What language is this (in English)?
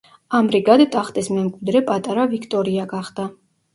Georgian